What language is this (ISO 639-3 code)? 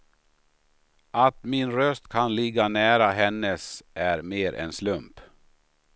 swe